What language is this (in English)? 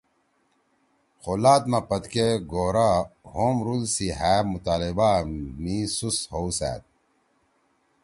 Torwali